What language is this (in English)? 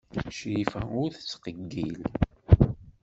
Kabyle